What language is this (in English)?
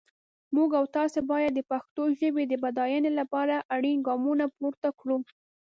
Pashto